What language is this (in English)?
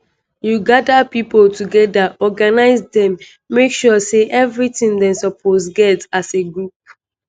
Nigerian Pidgin